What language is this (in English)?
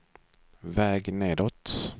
Swedish